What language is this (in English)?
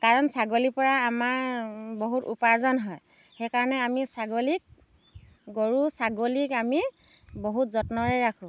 Assamese